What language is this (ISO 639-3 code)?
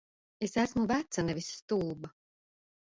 lav